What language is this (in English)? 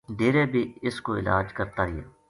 Gujari